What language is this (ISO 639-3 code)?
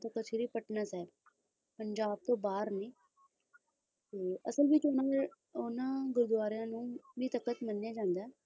pan